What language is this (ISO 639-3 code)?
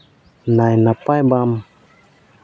sat